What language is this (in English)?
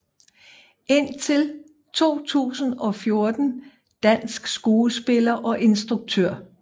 Danish